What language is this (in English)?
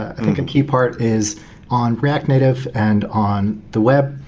English